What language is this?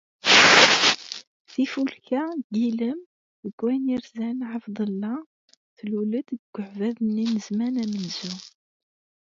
Kabyle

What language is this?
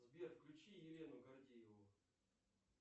Russian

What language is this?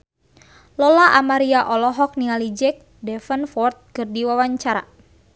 Sundanese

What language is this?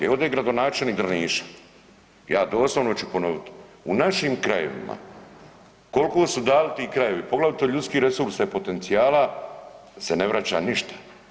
Croatian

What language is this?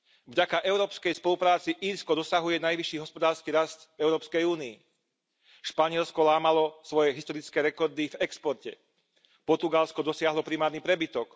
Slovak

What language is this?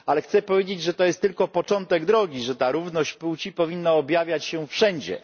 Polish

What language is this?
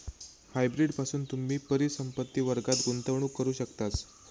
Marathi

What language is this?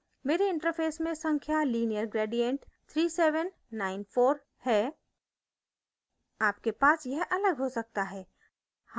Hindi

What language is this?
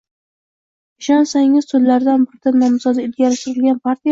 Uzbek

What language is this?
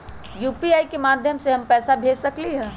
Magahi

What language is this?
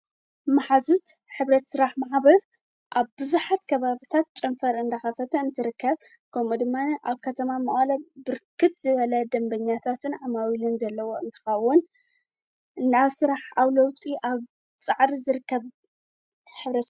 Tigrinya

